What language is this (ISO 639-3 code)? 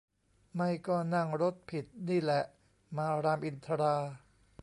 tha